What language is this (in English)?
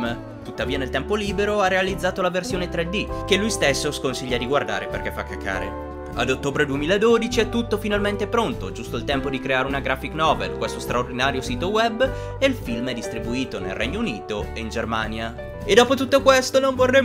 Italian